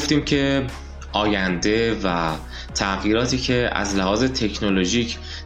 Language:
Persian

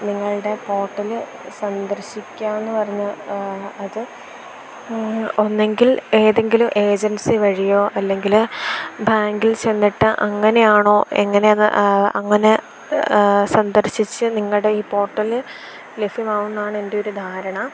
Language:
Malayalam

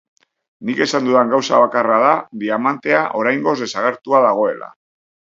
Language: Basque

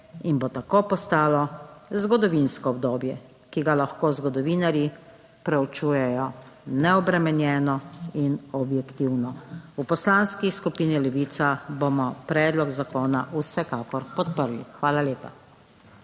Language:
Slovenian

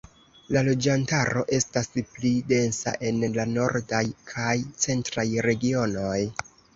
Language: Esperanto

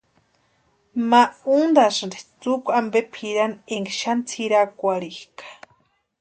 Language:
Western Highland Purepecha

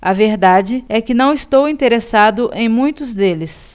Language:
Portuguese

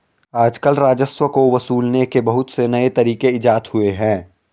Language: Hindi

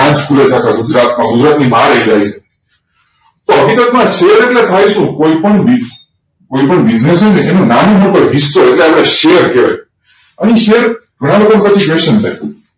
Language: Gujarati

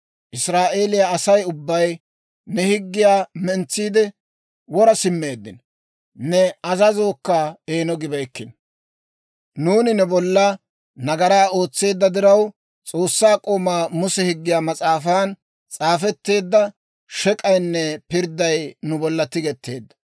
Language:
Dawro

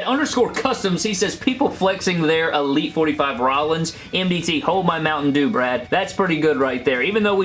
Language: English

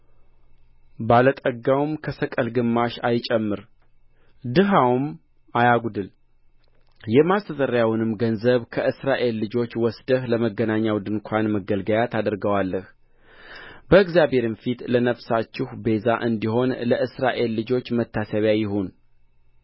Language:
Amharic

